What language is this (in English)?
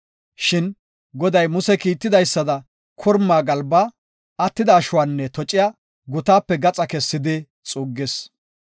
Gofa